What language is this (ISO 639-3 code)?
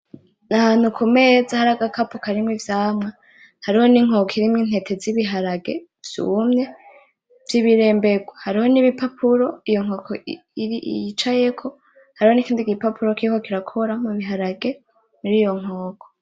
run